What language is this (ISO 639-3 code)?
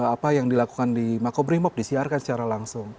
ind